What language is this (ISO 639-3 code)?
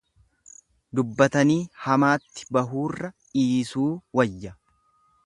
orm